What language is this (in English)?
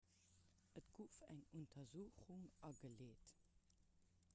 Luxembourgish